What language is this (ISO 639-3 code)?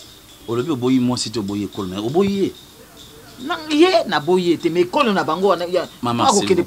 fra